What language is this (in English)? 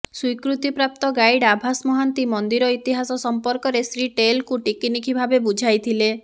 Odia